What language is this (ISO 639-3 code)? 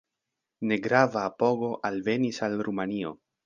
epo